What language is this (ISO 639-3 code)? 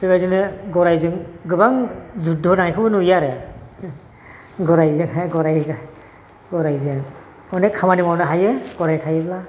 brx